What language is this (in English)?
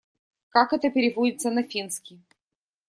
Russian